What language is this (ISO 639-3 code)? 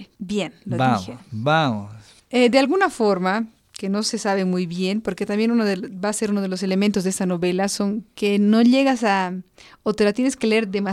spa